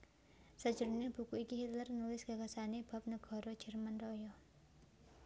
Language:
Javanese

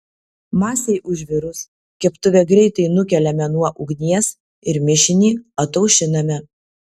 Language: Lithuanian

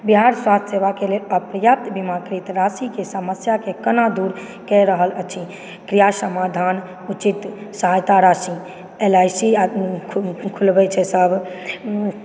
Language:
Maithili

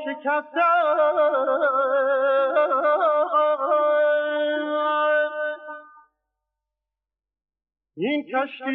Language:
Persian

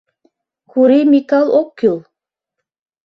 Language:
Mari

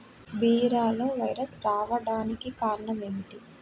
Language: Telugu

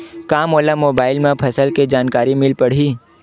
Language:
Chhattisgarhi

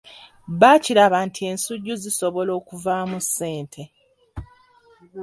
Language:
Ganda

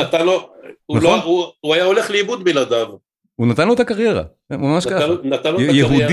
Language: Hebrew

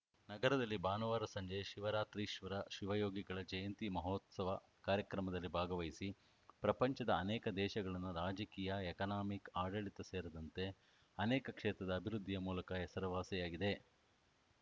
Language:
Kannada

